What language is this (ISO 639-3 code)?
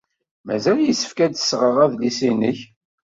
kab